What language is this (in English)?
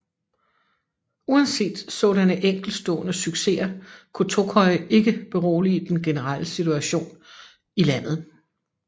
Danish